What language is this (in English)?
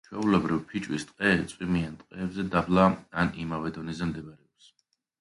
Georgian